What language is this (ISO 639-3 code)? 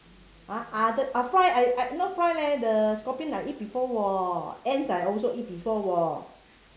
eng